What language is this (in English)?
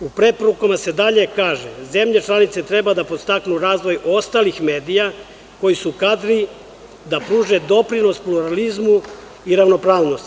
Serbian